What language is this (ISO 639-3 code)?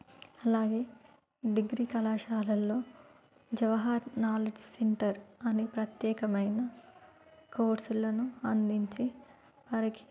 tel